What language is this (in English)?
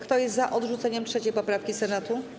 Polish